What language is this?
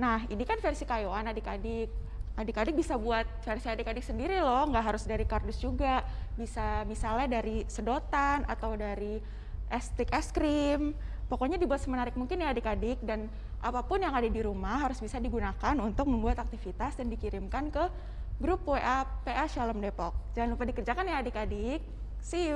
Indonesian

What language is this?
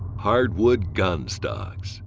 English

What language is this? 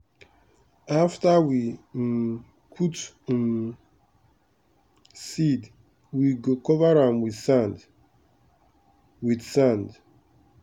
Nigerian Pidgin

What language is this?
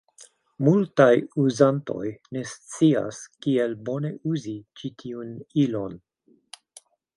Esperanto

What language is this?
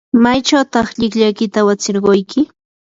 Yanahuanca Pasco Quechua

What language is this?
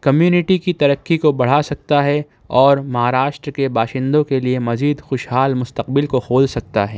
Urdu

